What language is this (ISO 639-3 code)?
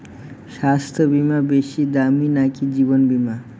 ben